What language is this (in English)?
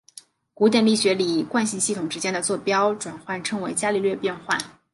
Chinese